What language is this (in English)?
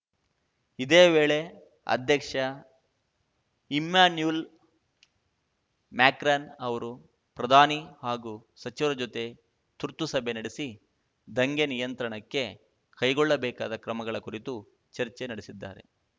Kannada